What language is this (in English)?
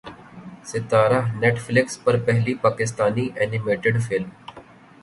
Urdu